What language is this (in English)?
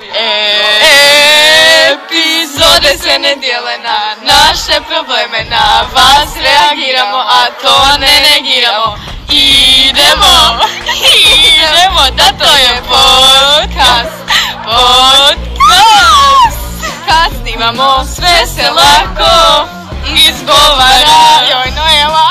Croatian